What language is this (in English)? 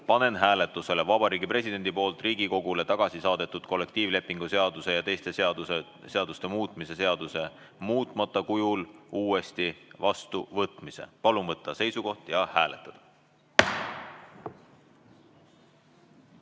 Estonian